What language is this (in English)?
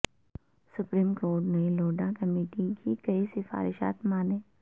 Urdu